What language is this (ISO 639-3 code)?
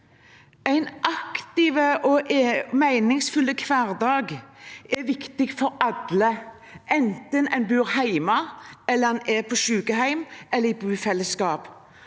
nor